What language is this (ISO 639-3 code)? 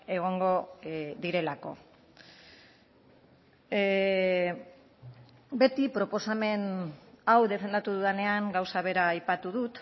eus